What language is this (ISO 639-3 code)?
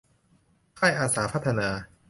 tha